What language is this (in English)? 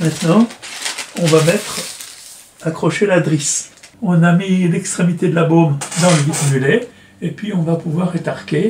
French